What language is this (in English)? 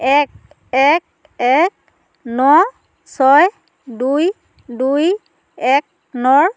Assamese